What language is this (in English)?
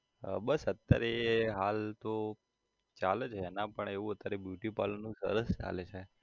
Gujarati